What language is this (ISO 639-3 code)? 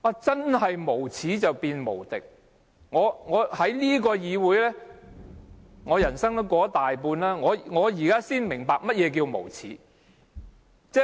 yue